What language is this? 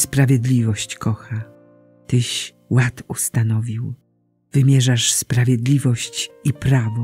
Polish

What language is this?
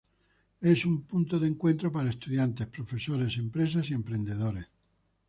Spanish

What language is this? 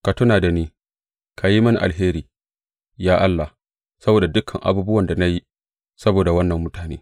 Hausa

